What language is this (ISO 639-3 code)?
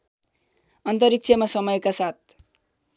nep